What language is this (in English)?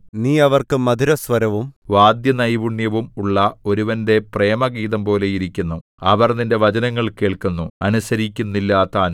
Malayalam